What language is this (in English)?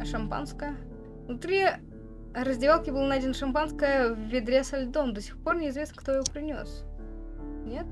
Russian